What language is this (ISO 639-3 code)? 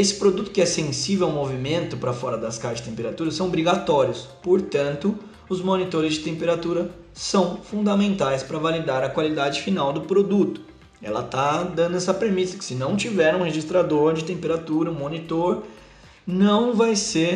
por